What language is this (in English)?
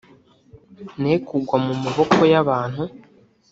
Kinyarwanda